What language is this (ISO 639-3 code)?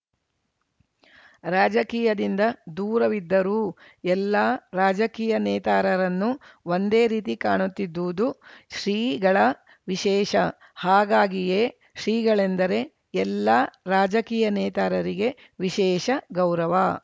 kan